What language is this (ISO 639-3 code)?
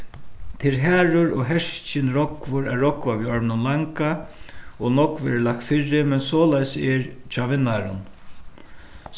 fao